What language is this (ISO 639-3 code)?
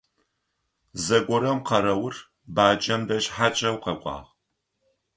ady